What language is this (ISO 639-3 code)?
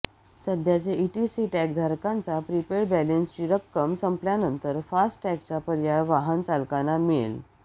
mar